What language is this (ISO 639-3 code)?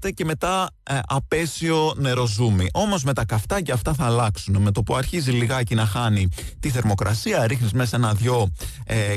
ell